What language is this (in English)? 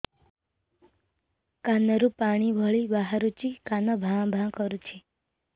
Odia